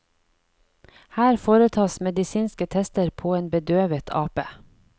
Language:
Norwegian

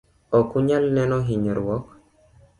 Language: Luo (Kenya and Tanzania)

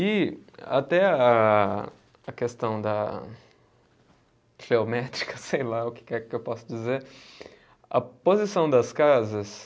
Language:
Portuguese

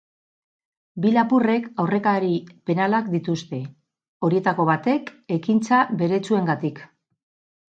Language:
Basque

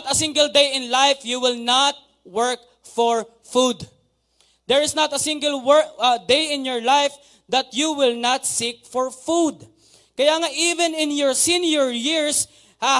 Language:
Filipino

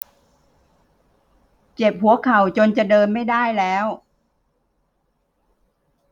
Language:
Thai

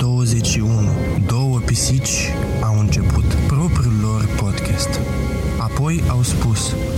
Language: Romanian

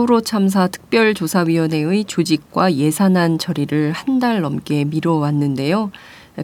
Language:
Korean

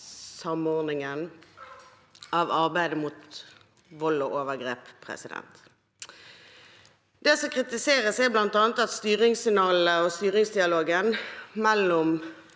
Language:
Norwegian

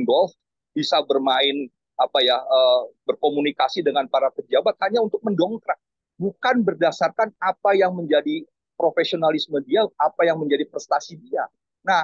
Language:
Indonesian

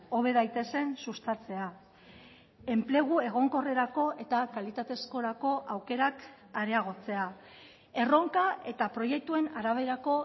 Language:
Basque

